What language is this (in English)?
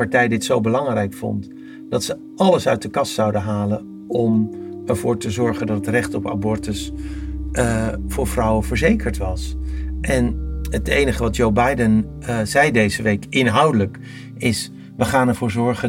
Dutch